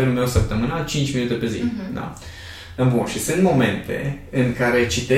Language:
Romanian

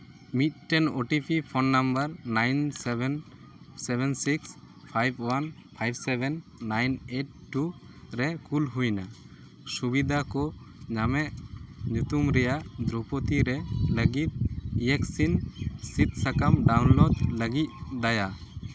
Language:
Santali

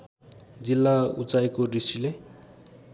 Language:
Nepali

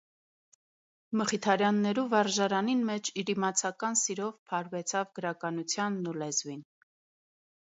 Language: Armenian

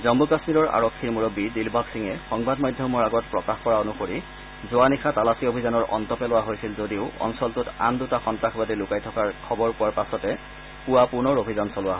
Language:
Assamese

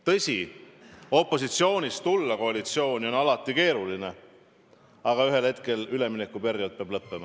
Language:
Estonian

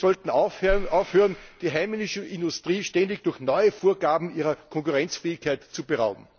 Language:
German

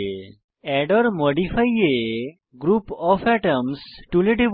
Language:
Bangla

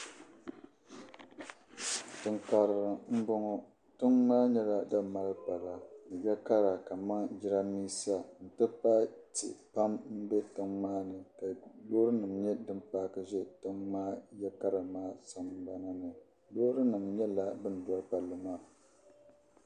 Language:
Dagbani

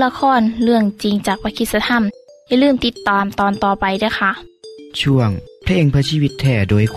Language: Thai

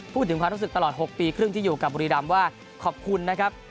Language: Thai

